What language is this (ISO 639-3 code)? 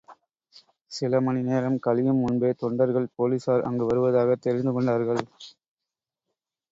tam